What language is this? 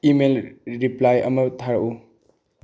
Manipuri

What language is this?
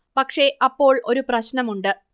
Malayalam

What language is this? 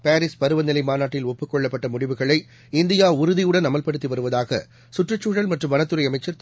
Tamil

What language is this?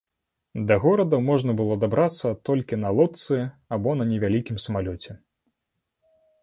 Belarusian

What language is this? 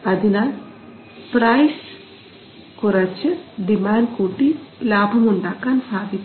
Malayalam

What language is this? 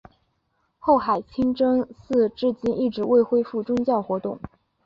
Chinese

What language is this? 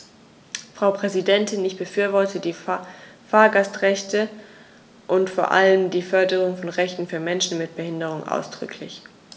German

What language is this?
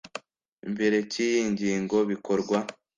Kinyarwanda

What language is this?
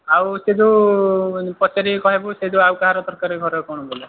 Odia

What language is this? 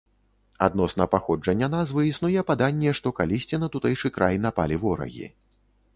Belarusian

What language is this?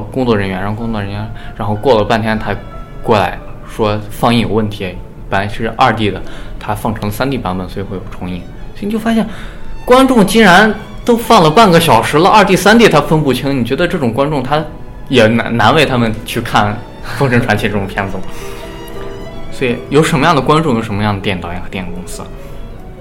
Chinese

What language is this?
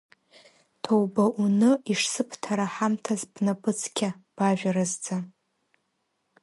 Abkhazian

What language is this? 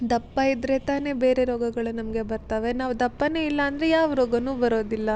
Kannada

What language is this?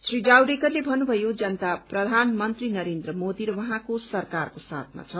Nepali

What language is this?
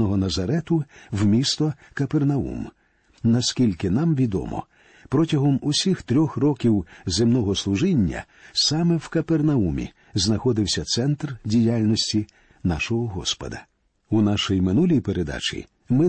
Ukrainian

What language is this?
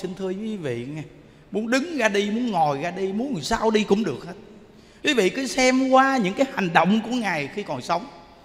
Vietnamese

